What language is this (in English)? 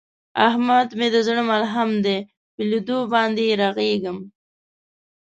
Pashto